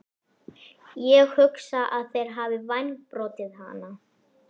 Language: Icelandic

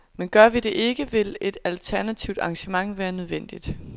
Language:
Danish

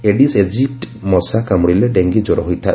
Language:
Odia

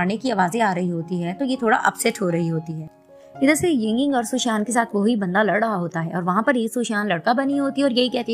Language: Hindi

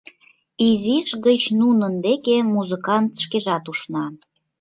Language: Mari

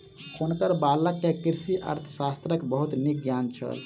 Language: Maithili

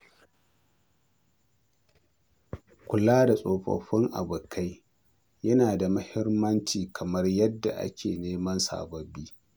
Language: Hausa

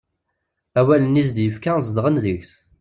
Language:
Kabyle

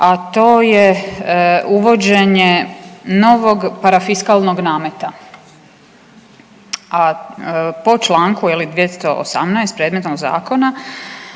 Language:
Croatian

